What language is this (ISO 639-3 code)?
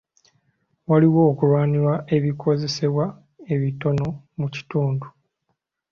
lug